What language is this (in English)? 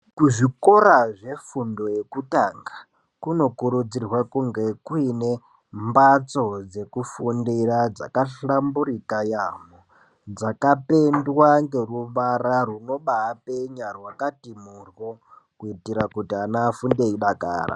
Ndau